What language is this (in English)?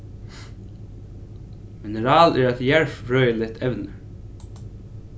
Faroese